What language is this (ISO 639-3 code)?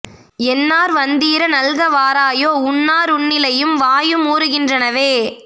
tam